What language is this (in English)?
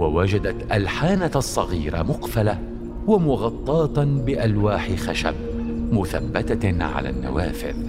Arabic